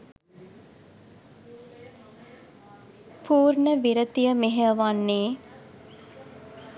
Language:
Sinhala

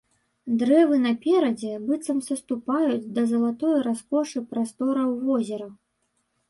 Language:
Belarusian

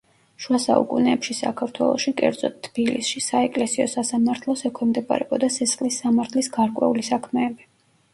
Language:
Georgian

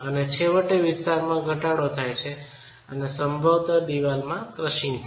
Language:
Gujarati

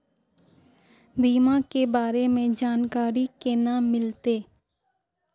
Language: Magahi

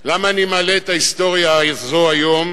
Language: Hebrew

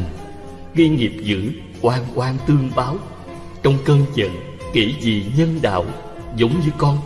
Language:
Vietnamese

